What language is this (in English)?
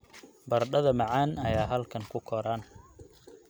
Somali